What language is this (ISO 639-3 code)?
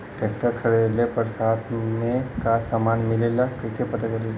bho